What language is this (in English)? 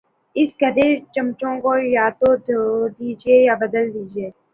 Urdu